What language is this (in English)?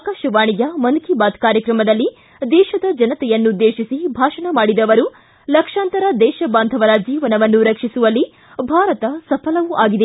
Kannada